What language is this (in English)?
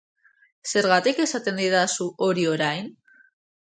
Basque